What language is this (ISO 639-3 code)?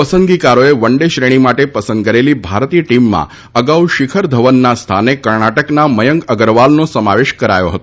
guj